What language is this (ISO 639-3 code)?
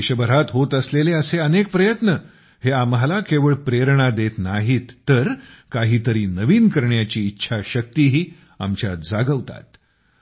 mar